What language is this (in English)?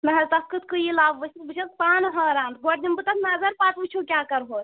Kashmiri